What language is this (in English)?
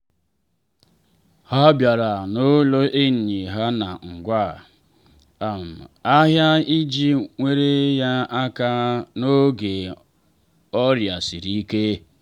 Igbo